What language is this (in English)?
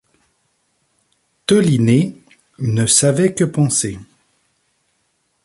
French